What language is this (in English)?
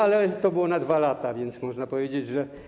Polish